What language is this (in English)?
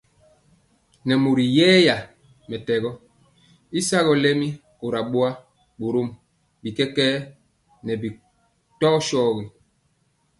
Mpiemo